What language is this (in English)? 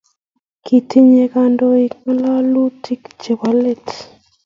Kalenjin